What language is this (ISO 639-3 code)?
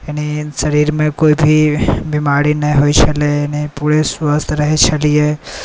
mai